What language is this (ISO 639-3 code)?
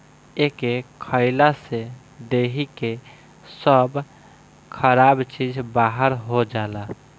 bho